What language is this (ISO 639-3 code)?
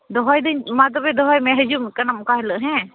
sat